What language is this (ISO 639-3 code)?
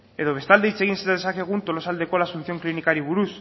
eus